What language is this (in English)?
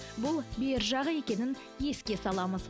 Kazakh